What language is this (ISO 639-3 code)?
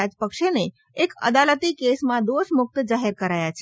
guj